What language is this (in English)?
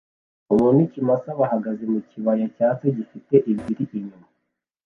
Kinyarwanda